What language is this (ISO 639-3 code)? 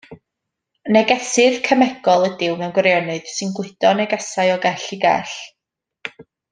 cym